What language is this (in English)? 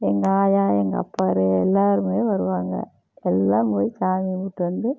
Tamil